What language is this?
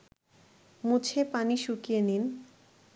Bangla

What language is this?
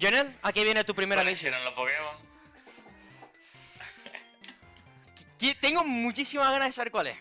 Spanish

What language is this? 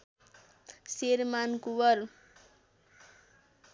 Nepali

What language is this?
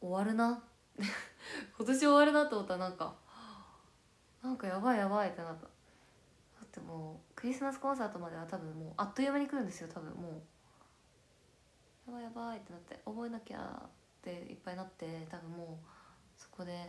Japanese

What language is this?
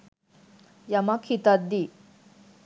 Sinhala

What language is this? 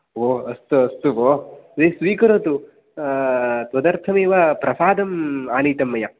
Sanskrit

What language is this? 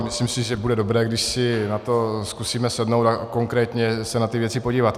Czech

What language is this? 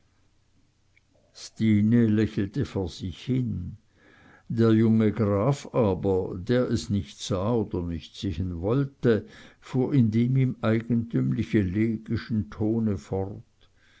German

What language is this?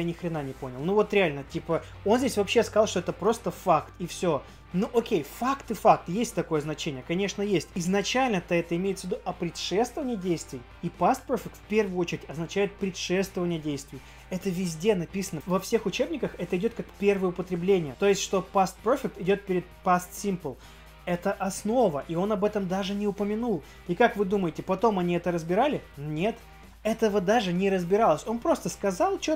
Russian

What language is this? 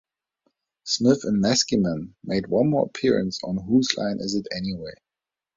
English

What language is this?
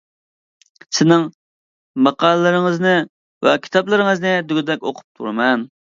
Uyghur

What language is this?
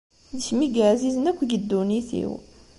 Kabyle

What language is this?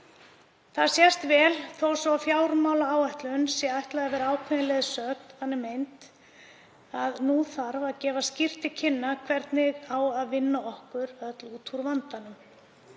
Icelandic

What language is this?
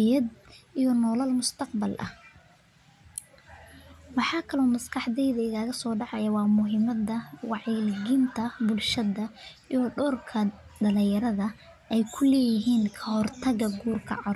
Somali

